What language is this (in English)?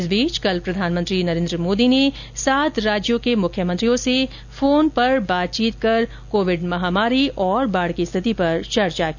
Hindi